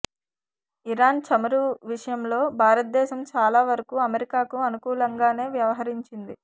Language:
Telugu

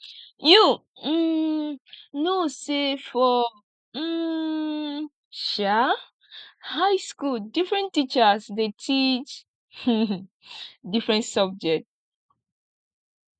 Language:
Nigerian Pidgin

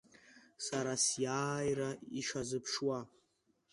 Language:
Abkhazian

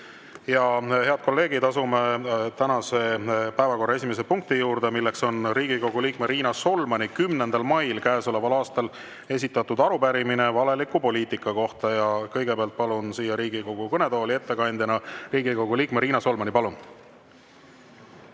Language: Estonian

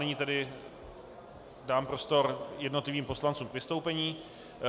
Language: Czech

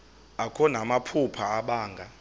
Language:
Xhosa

